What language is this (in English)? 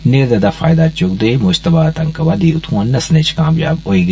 Dogri